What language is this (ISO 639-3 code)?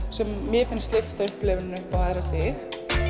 isl